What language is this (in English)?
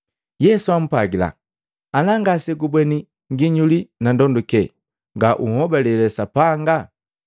Matengo